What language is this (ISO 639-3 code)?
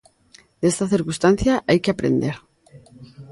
glg